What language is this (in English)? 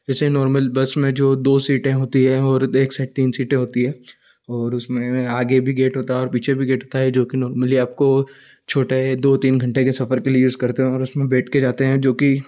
Hindi